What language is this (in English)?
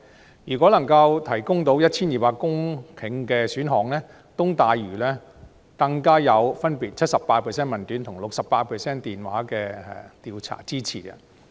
Cantonese